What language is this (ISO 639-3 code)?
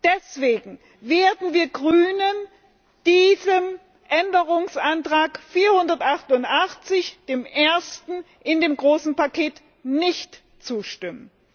deu